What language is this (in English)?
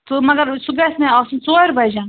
Kashmiri